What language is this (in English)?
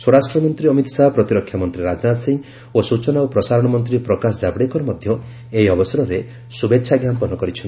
Odia